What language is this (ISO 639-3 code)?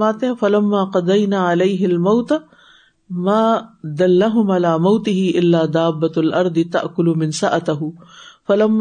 urd